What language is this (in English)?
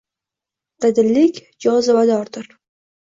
Uzbek